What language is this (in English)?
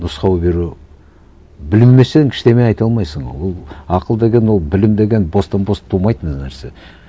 Kazakh